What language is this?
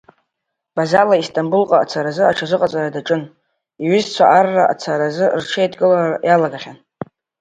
Abkhazian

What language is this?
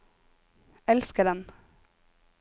Norwegian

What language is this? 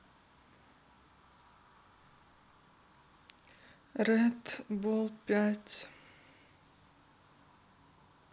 Russian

